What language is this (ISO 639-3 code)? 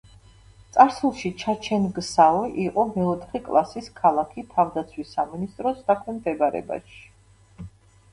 kat